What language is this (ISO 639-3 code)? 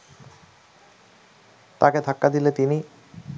ben